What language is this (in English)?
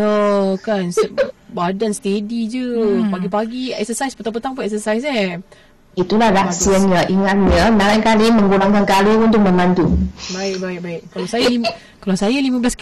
Malay